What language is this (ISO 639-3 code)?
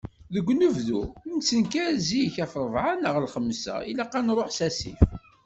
kab